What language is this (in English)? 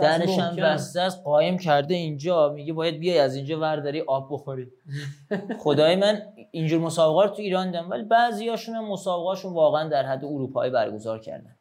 Persian